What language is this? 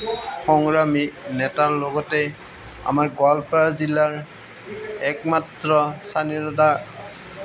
Assamese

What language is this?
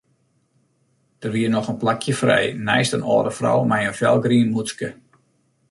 Western Frisian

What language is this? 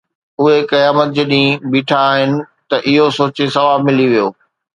Sindhi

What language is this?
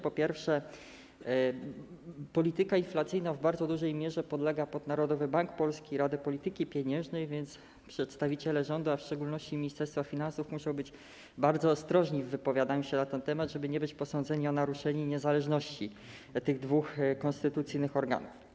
Polish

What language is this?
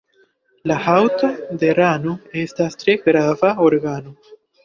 Esperanto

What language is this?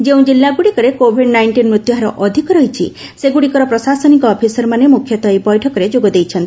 Odia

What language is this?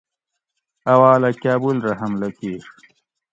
Gawri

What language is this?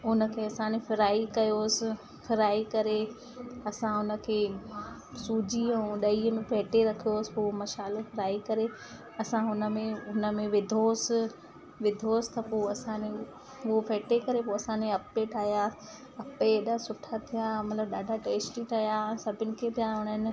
Sindhi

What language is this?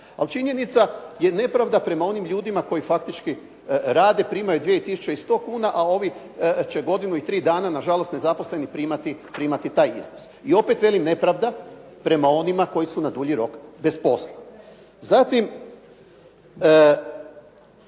Croatian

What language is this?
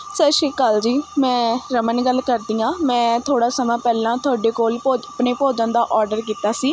Punjabi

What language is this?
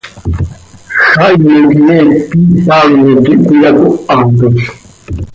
Seri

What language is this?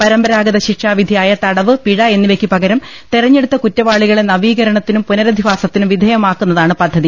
Malayalam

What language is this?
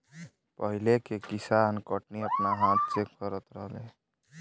Bhojpuri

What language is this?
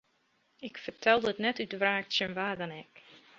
Western Frisian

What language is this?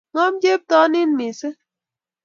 Kalenjin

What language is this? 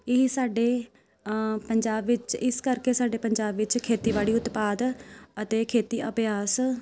Punjabi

